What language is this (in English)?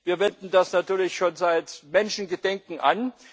German